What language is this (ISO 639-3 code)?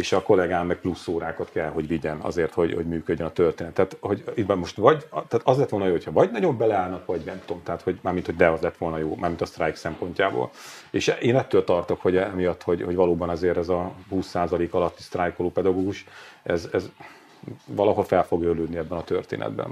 hun